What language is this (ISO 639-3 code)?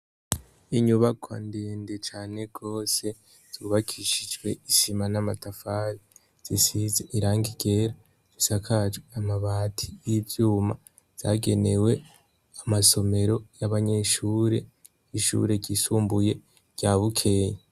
run